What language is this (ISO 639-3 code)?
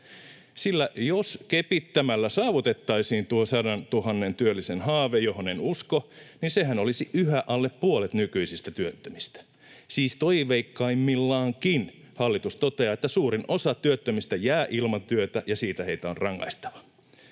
fin